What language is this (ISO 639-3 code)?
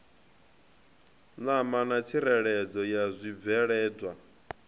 ven